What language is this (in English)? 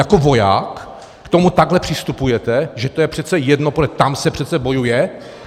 Czech